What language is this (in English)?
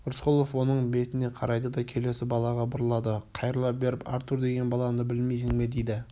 Kazakh